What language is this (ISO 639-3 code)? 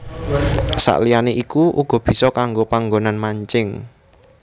jav